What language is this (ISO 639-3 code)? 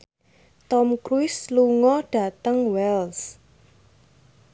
jav